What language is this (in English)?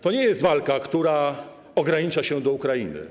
Polish